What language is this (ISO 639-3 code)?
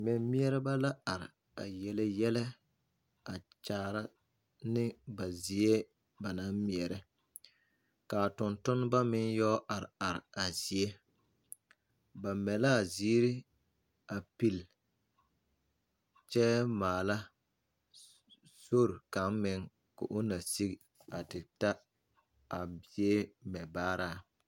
dga